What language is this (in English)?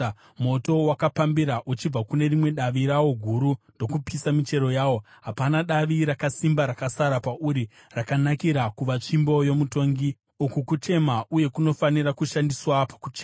Shona